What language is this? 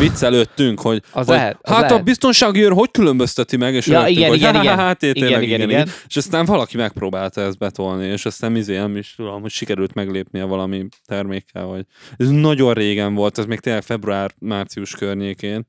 Hungarian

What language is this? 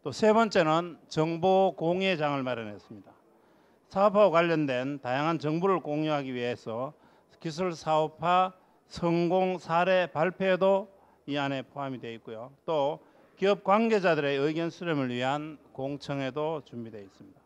Korean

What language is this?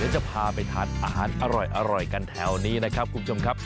Thai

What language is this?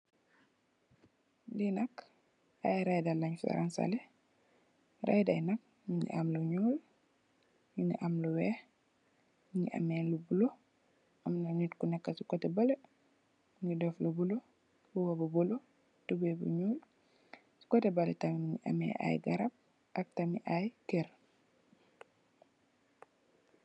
Wolof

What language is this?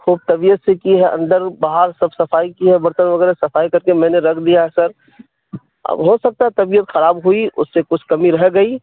Urdu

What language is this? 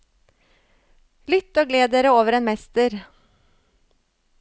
Norwegian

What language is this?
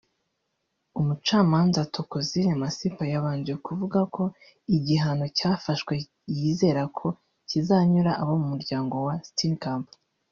Kinyarwanda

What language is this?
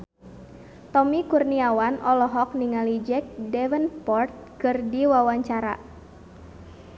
Sundanese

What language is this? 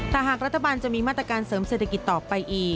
Thai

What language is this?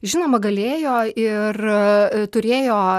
Lithuanian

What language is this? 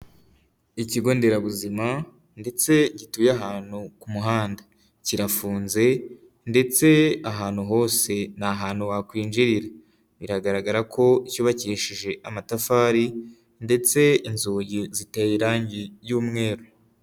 Kinyarwanda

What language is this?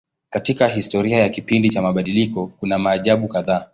Swahili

